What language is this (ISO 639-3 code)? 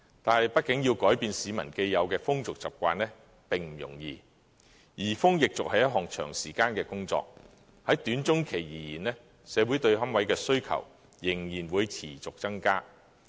yue